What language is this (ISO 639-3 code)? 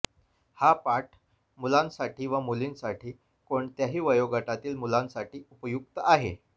mar